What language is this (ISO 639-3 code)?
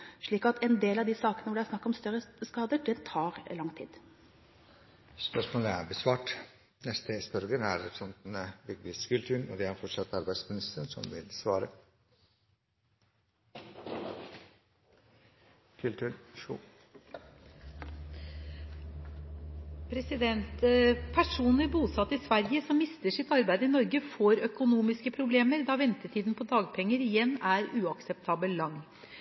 nob